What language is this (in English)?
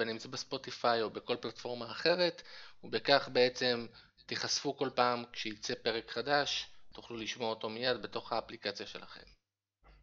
Hebrew